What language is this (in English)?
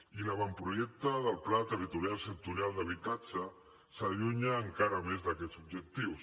Catalan